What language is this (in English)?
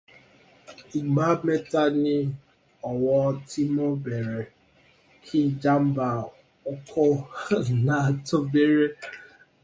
Yoruba